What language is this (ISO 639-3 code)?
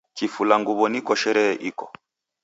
dav